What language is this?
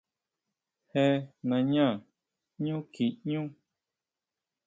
Huautla Mazatec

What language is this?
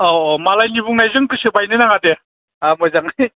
Bodo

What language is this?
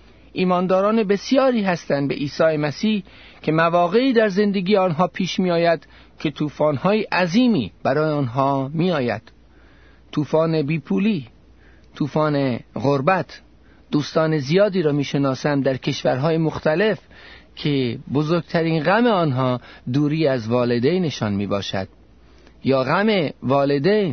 Persian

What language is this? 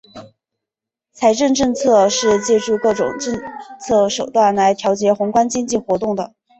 Chinese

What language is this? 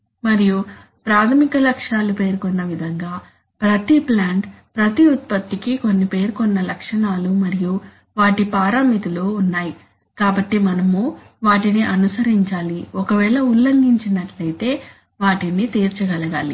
Telugu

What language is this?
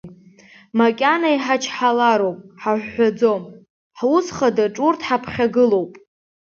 Abkhazian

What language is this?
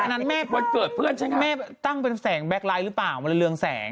Thai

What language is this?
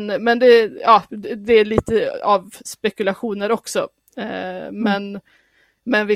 Swedish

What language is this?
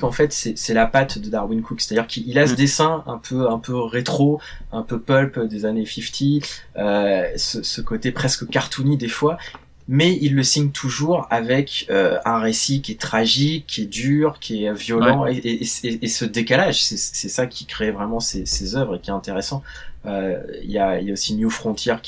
French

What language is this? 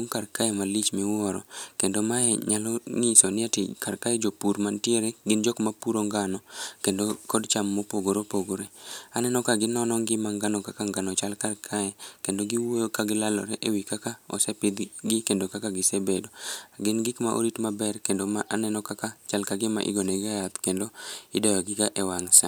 Luo (Kenya and Tanzania)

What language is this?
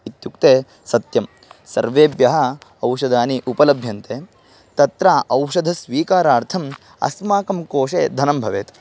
Sanskrit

